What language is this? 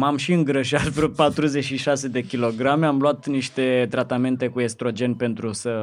Romanian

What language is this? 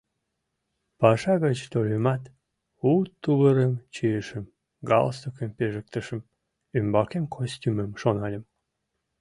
Mari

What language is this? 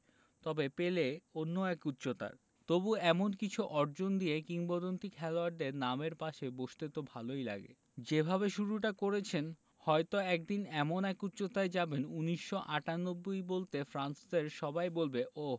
Bangla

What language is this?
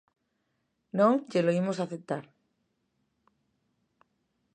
Galician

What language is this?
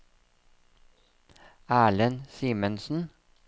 Norwegian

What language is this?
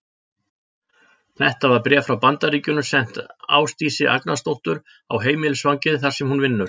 Icelandic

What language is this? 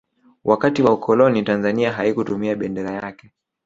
Swahili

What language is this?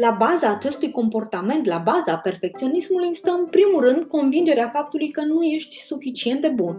Romanian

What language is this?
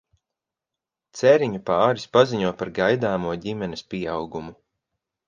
Latvian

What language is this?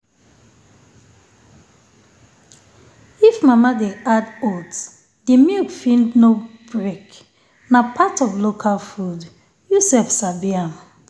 Nigerian Pidgin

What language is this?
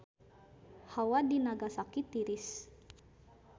Sundanese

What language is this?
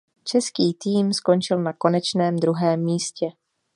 Czech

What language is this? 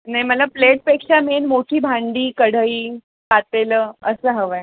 Marathi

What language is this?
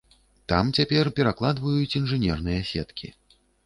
Belarusian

